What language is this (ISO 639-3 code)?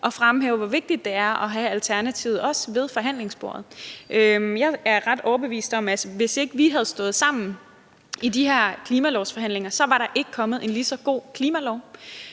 dan